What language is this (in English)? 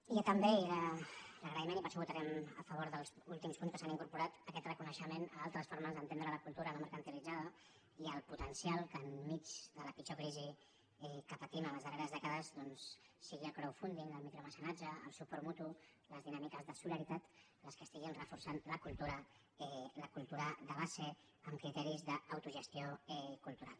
Catalan